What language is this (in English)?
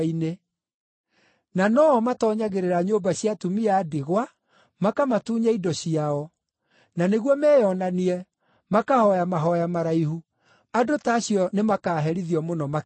Kikuyu